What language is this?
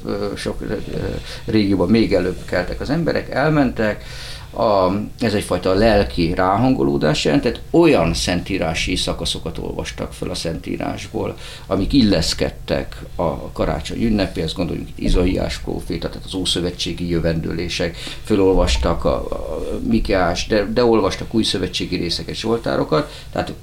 Hungarian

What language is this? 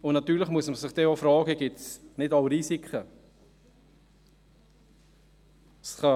Swiss German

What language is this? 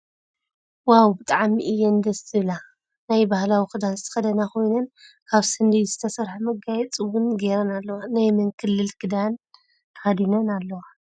Tigrinya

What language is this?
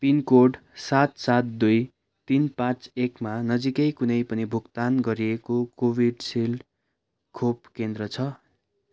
Nepali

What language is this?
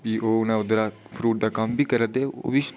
Dogri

